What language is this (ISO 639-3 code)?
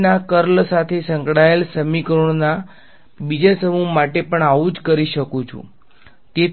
guj